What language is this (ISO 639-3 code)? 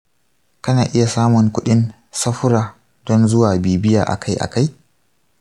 hau